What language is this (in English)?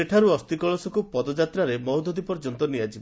Odia